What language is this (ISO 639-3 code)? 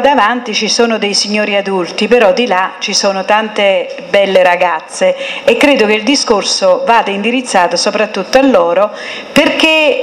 ita